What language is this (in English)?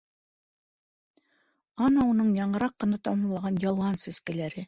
Bashkir